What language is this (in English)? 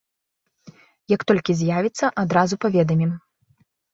Belarusian